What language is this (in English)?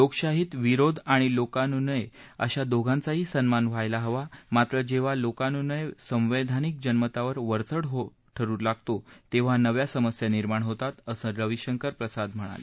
Marathi